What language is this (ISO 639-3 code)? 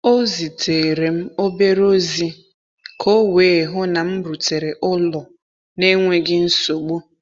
ibo